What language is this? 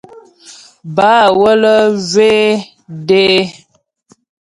Ghomala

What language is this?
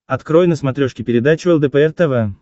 Russian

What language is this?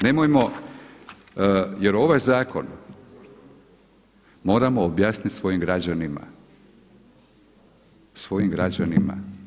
Croatian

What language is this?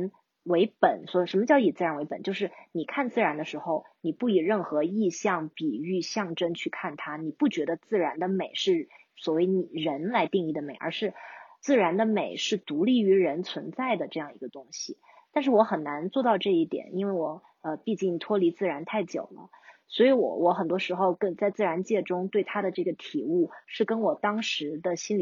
Chinese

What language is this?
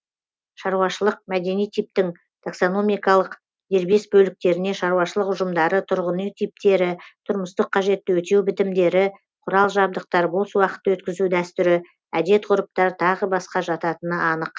Kazakh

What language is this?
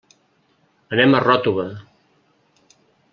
Catalan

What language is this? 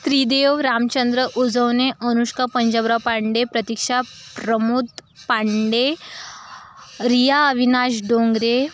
Marathi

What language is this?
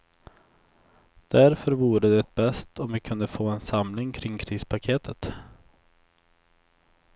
Swedish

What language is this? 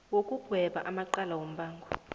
South Ndebele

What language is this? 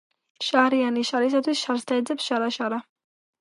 Georgian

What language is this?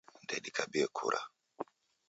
Taita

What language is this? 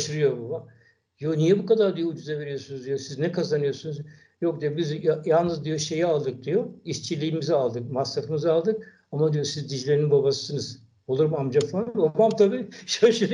Turkish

